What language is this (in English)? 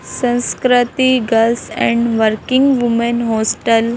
Hindi